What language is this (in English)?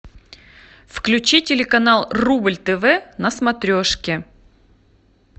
Russian